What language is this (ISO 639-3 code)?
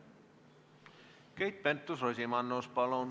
est